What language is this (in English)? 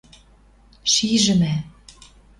Western Mari